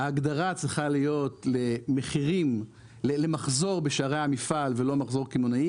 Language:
Hebrew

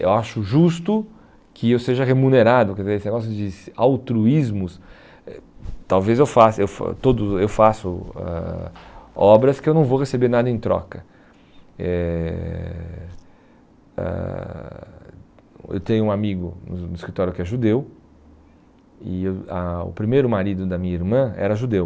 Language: Portuguese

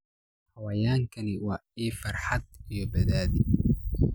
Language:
Somali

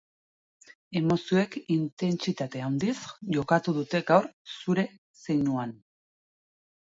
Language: Basque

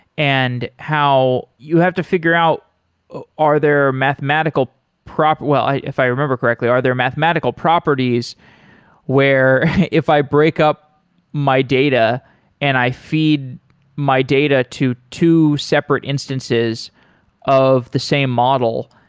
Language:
English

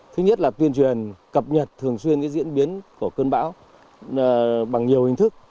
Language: Vietnamese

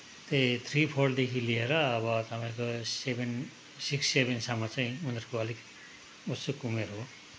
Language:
Nepali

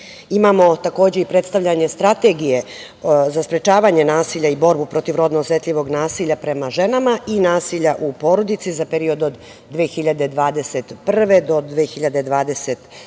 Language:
Serbian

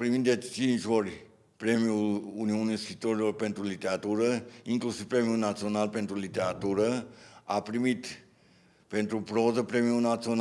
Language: Romanian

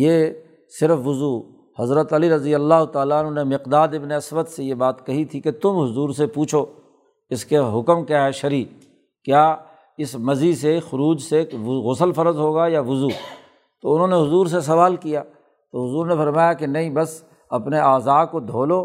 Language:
Urdu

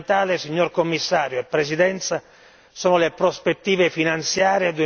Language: Italian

